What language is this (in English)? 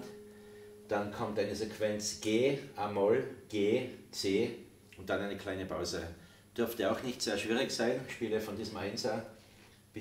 German